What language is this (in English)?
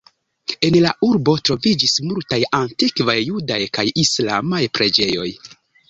Esperanto